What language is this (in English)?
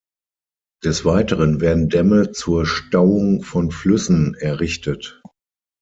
German